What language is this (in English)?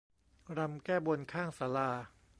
Thai